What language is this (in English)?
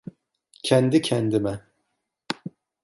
Turkish